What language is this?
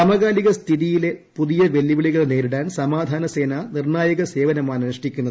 Malayalam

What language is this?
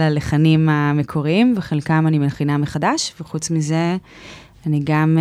Hebrew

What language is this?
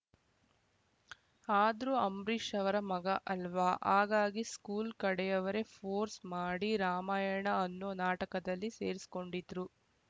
Kannada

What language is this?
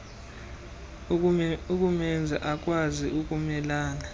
Xhosa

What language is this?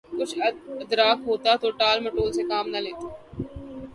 Urdu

